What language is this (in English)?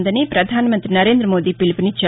Telugu